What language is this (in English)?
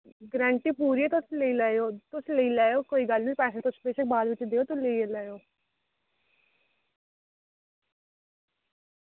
Dogri